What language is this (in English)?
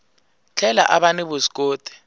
Tsonga